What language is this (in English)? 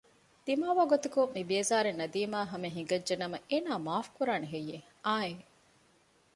Divehi